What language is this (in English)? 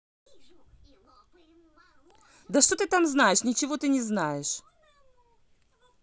Russian